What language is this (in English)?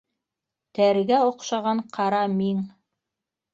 Bashkir